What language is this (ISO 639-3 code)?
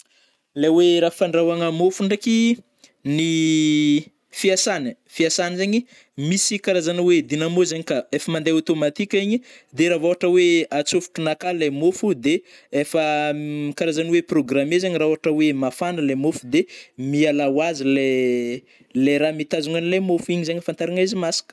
bmm